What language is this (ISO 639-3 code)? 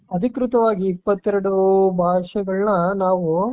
kan